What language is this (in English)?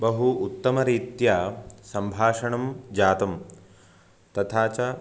Sanskrit